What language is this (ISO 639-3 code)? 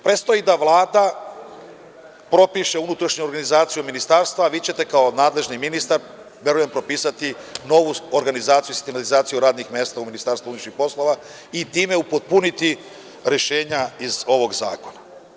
srp